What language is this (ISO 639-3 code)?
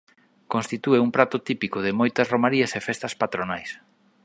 glg